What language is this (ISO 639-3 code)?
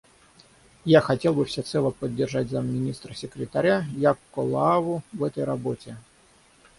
rus